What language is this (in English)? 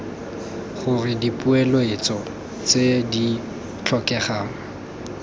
Tswana